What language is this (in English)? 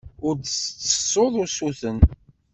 Kabyle